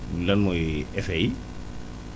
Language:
Wolof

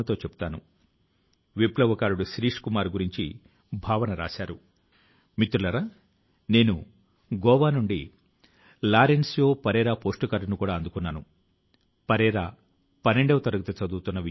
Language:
Telugu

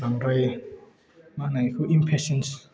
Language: Bodo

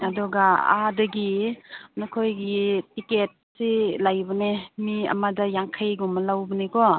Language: Manipuri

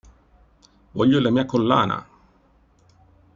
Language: Italian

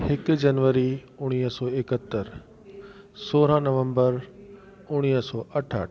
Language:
Sindhi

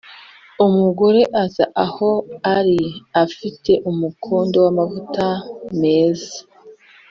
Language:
Kinyarwanda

